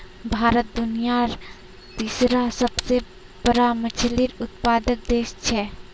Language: Magahi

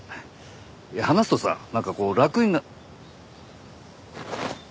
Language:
Japanese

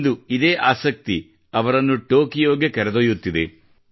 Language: Kannada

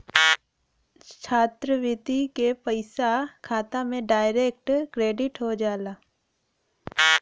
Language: Bhojpuri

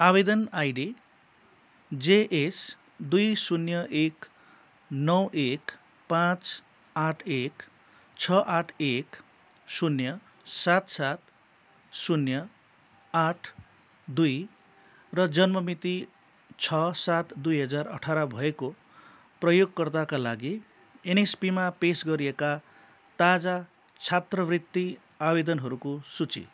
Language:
Nepali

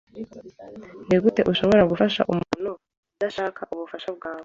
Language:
Kinyarwanda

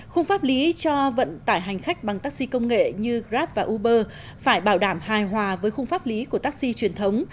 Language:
Vietnamese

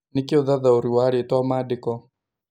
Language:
Kikuyu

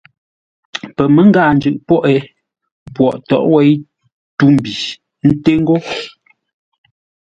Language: Ngombale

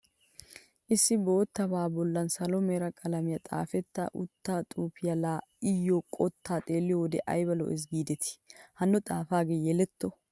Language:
Wolaytta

